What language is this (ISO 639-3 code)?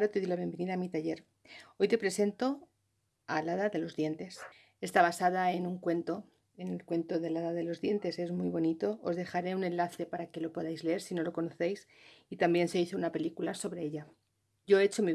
spa